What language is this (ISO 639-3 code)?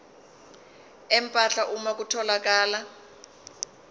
zul